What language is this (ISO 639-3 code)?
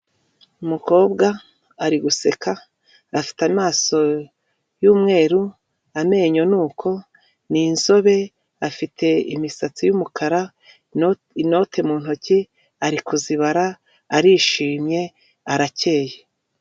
kin